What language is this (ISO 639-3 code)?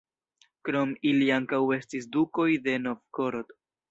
epo